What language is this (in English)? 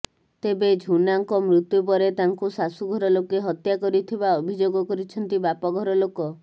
Odia